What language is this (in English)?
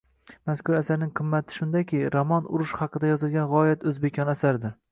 Uzbek